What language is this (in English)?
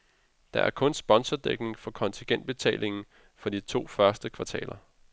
Danish